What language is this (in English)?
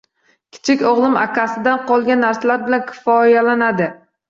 Uzbek